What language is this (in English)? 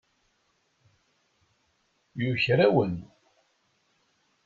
Kabyle